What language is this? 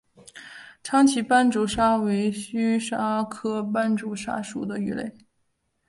Chinese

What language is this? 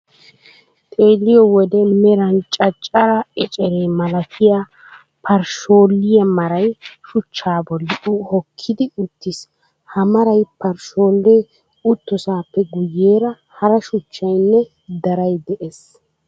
Wolaytta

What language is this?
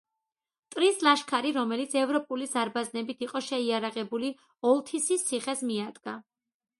Georgian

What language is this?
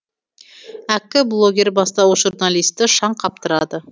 Kazakh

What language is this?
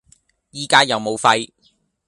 Cantonese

